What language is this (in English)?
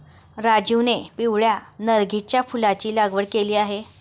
Marathi